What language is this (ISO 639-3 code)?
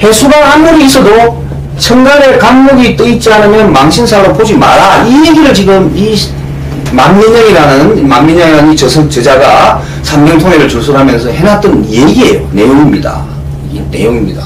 kor